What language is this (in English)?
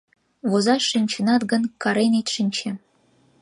Mari